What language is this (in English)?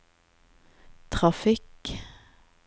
Norwegian